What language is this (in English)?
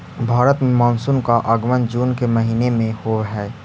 Magahi